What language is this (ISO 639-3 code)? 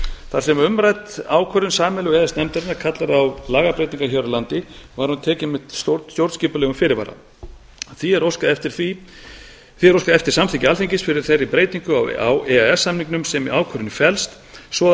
isl